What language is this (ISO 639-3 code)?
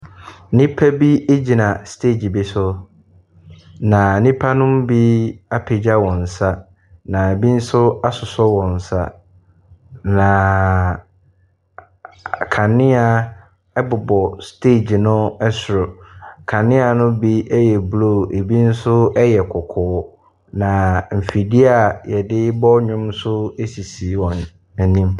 aka